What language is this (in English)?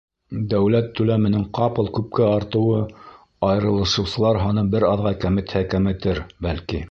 Bashkir